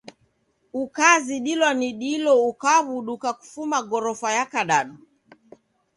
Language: Taita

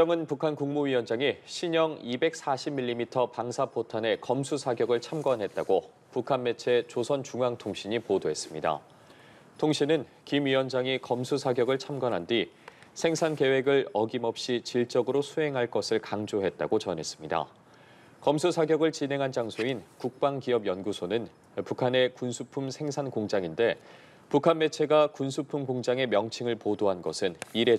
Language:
Korean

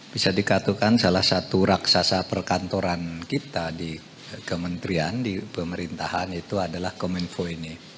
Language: Indonesian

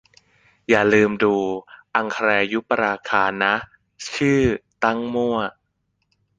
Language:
Thai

